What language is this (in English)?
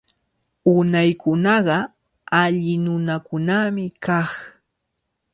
Cajatambo North Lima Quechua